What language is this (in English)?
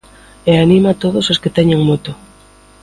Galician